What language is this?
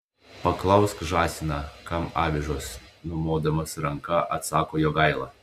Lithuanian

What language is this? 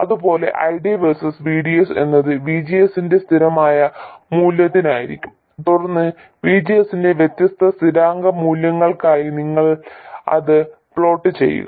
Malayalam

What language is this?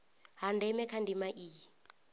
Venda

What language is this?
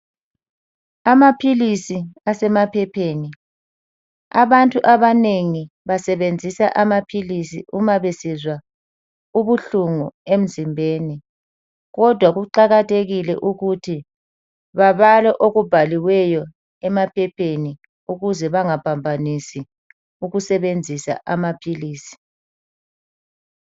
North Ndebele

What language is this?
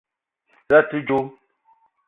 Eton (Cameroon)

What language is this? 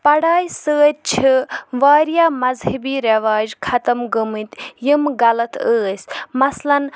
Kashmiri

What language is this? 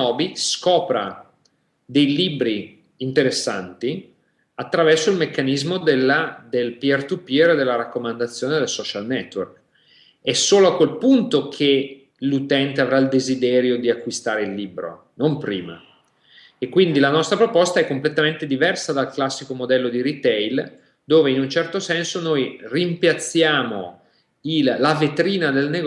Italian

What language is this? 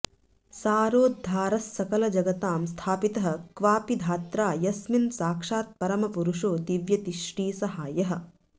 Sanskrit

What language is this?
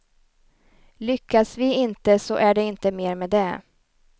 Swedish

